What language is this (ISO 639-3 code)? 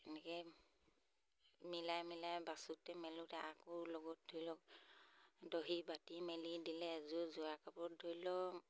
asm